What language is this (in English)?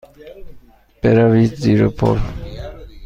Persian